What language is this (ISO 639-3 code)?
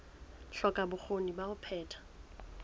sot